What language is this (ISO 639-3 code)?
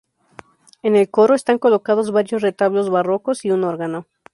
spa